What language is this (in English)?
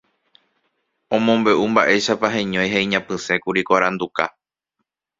Guarani